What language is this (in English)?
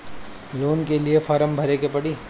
Bhojpuri